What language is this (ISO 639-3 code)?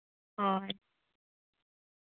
sat